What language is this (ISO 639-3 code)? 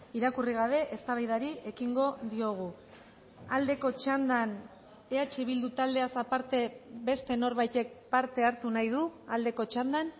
eus